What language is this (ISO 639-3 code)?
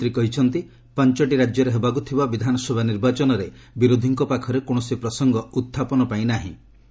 ori